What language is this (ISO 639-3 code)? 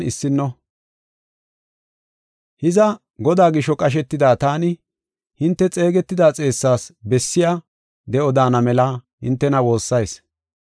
gof